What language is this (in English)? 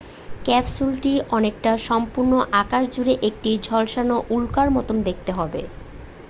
Bangla